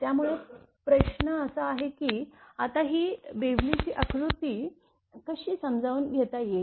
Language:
Marathi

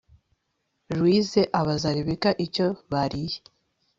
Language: Kinyarwanda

